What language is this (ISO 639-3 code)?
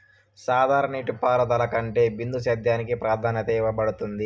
tel